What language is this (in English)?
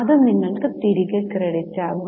Malayalam